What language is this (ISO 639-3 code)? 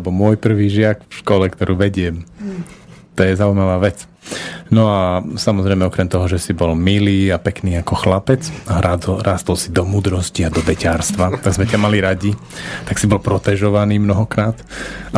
slk